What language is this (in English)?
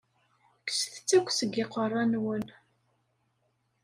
Kabyle